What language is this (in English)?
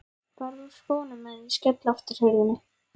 Icelandic